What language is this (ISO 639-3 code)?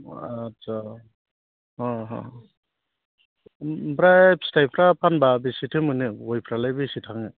brx